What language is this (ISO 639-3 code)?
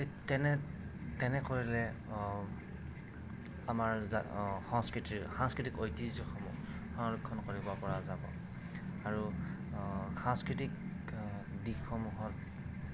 asm